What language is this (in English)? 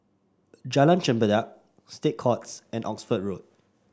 English